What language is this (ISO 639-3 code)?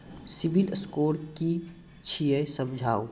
mai